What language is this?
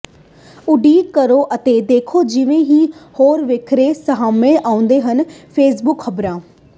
Punjabi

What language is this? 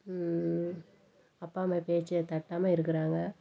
Tamil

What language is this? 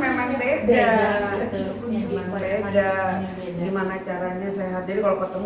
Indonesian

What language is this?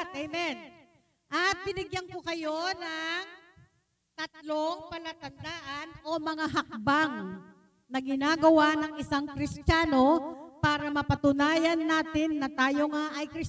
Filipino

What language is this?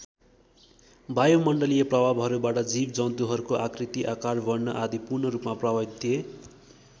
Nepali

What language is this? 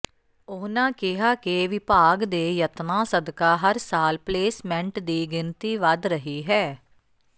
Punjabi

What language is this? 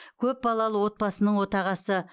Kazakh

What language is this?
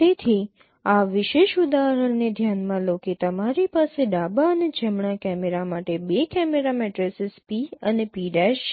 Gujarati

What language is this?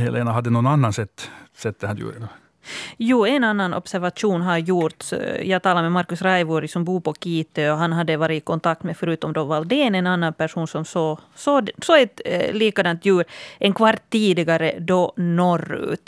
Swedish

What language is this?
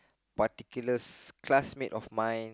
English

